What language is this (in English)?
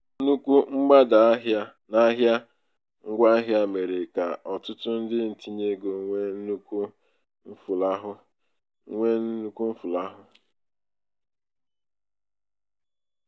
Igbo